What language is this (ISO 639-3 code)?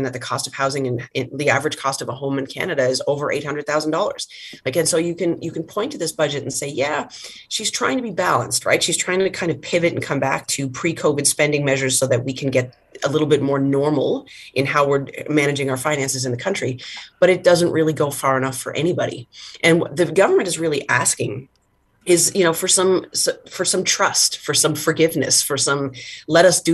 eng